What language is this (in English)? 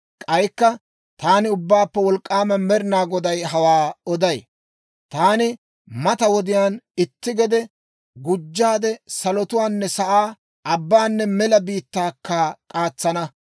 Dawro